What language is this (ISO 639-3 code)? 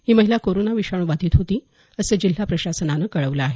mar